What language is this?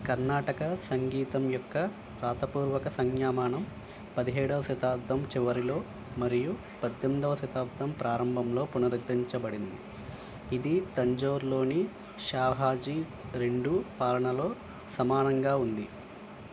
Telugu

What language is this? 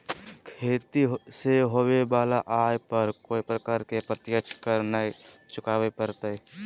Magahi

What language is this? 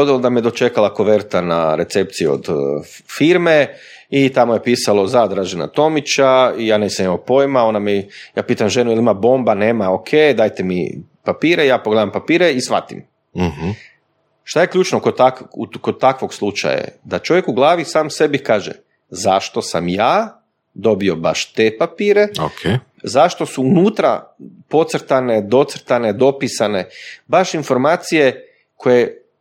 Croatian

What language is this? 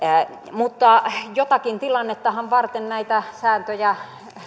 Finnish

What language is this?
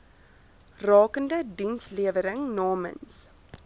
Afrikaans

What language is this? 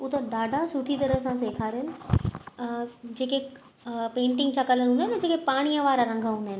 Sindhi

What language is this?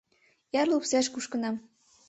Mari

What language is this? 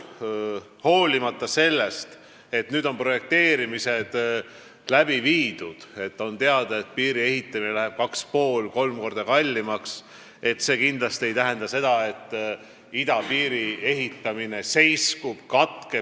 Estonian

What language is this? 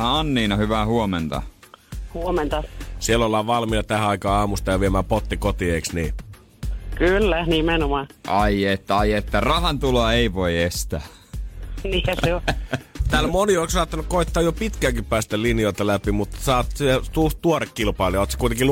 Finnish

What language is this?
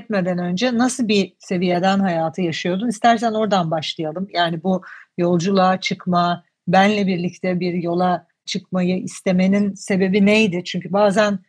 Turkish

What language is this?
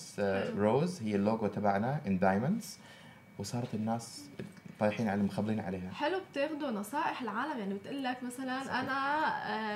Arabic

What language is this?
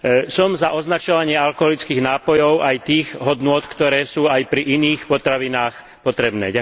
Slovak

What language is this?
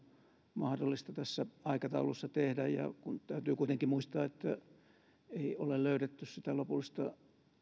Finnish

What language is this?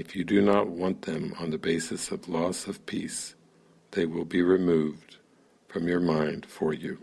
English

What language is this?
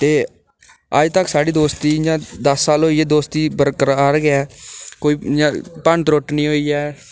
Dogri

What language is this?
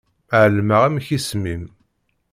Kabyle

